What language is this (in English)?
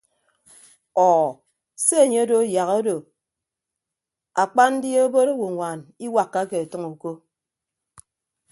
Ibibio